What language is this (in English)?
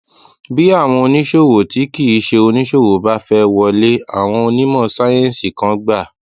Yoruba